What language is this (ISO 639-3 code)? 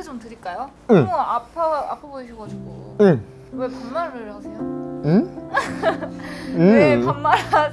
kor